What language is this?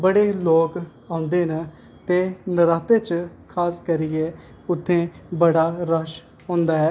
Dogri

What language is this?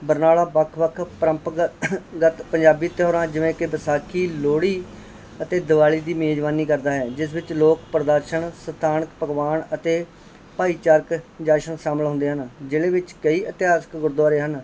Punjabi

